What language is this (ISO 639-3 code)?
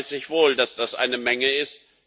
deu